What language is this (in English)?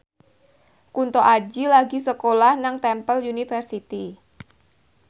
Javanese